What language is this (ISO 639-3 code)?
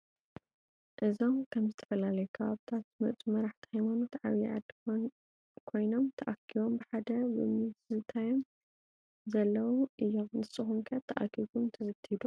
tir